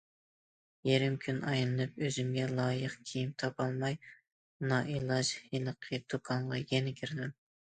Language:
Uyghur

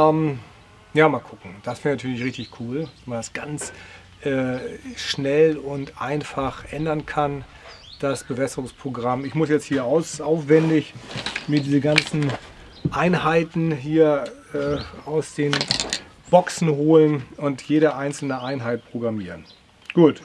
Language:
German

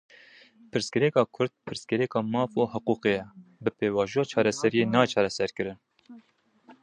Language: Kurdish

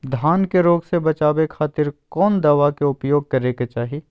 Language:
Magahi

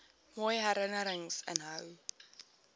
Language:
Afrikaans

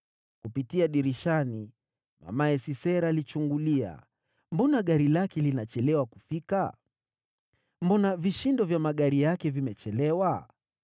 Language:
Swahili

